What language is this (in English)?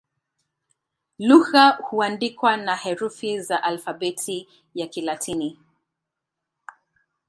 Swahili